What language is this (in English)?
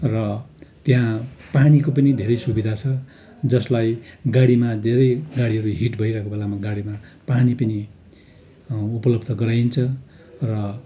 Nepali